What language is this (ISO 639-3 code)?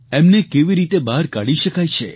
guj